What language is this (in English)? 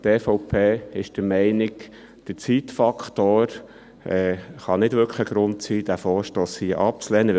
Swiss German